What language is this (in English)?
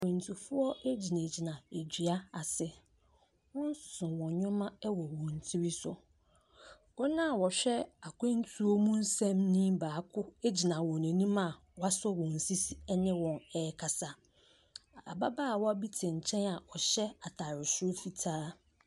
Akan